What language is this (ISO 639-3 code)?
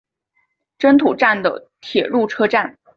zho